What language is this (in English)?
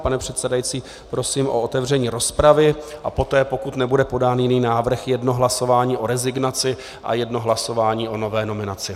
Czech